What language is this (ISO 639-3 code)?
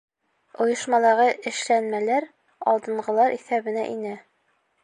bak